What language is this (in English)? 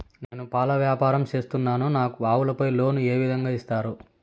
Telugu